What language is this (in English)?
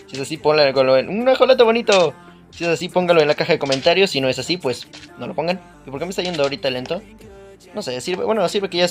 Spanish